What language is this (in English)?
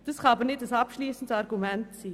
Swiss German